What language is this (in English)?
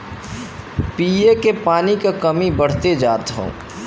Bhojpuri